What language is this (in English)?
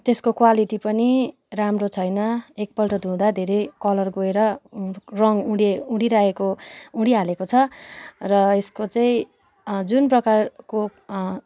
Nepali